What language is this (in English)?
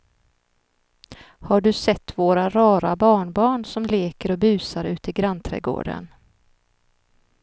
Swedish